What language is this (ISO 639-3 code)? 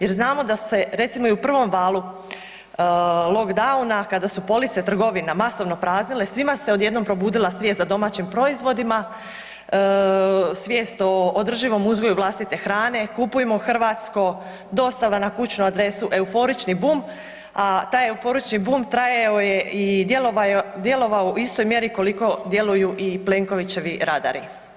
hrv